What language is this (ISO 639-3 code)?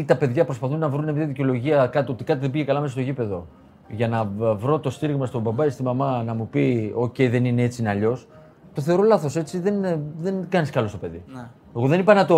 ell